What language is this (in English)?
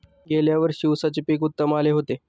Marathi